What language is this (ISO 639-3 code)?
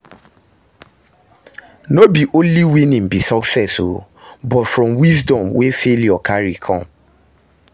pcm